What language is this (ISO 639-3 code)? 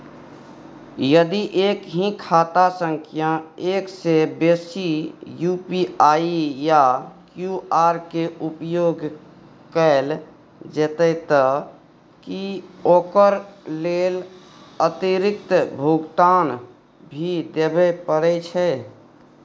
mai